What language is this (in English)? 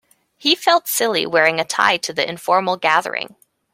English